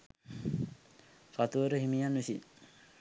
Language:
Sinhala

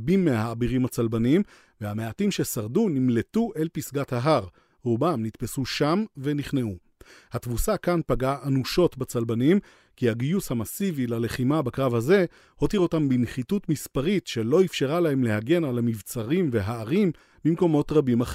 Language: Hebrew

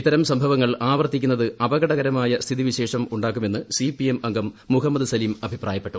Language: Malayalam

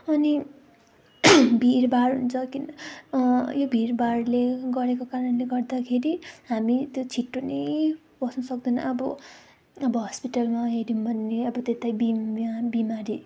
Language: Nepali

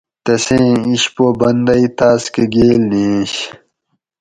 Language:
Gawri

